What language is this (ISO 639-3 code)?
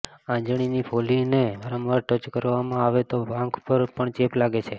guj